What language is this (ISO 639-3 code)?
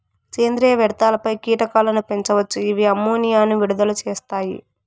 tel